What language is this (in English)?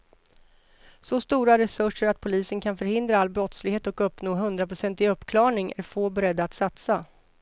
Swedish